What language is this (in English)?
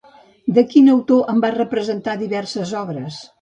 Catalan